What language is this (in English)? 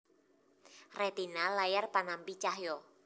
Javanese